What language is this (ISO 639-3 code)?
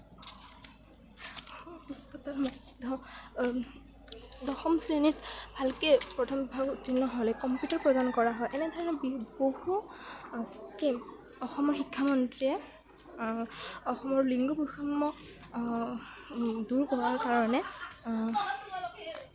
asm